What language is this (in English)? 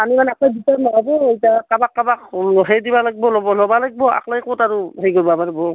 Assamese